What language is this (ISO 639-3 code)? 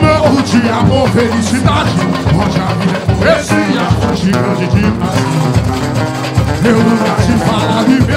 ara